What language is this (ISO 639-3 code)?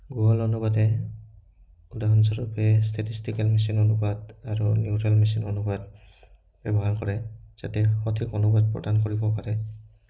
asm